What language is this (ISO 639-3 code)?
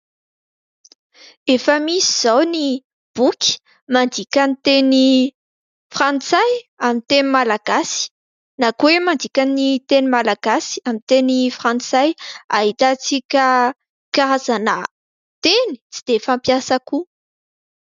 mlg